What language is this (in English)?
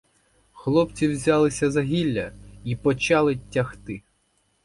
Ukrainian